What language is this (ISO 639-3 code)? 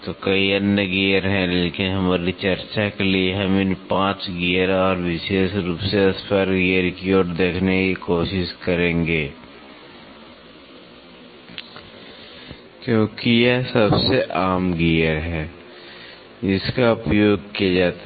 hin